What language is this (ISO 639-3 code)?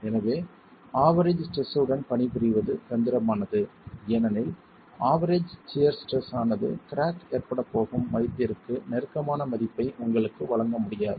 tam